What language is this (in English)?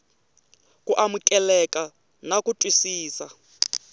Tsonga